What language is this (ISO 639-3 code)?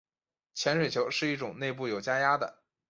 zho